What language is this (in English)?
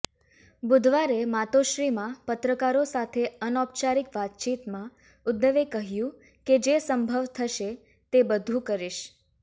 Gujarati